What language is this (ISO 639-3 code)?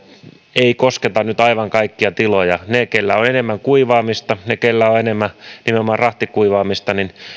fin